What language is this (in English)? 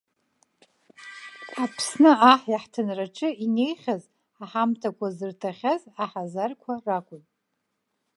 Abkhazian